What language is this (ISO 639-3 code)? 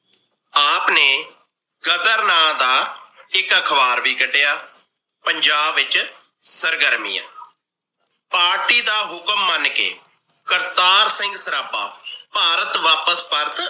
pan